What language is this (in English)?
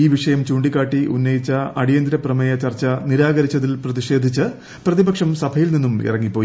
Malayalam